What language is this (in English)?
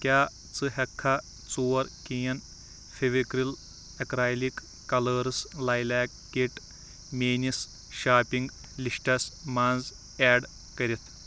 Kashmiri